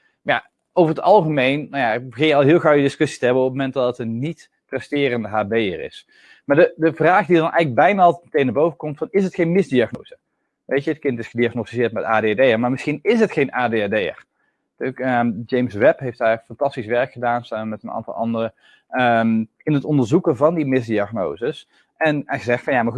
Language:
Dutch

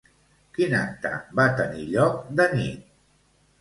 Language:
Catalan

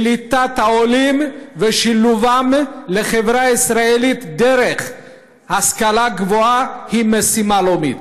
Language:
Hebrew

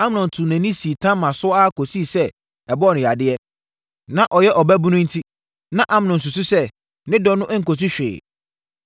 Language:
Akan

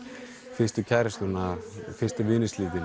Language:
Icelandic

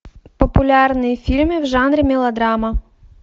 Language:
Russian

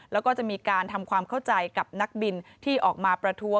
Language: Thai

